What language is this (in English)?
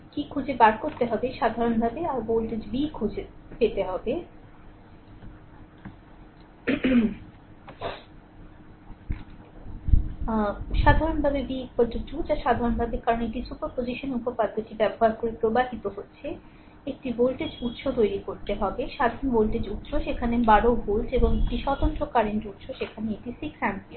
Bangla